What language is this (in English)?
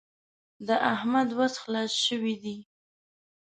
Pashto